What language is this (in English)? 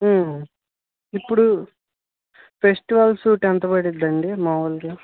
Telugu